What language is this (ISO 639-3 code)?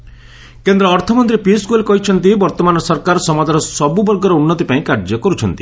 ori